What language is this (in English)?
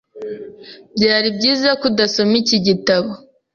Kinyarwanda